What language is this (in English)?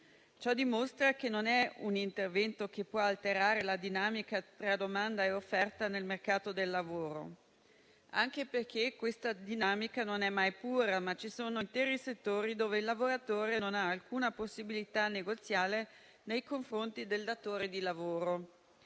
Italian